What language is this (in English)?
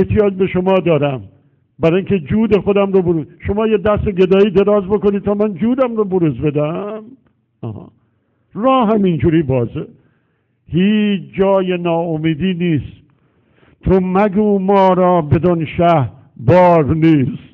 Persian